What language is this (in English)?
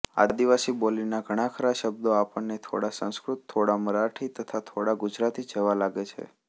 Gujarati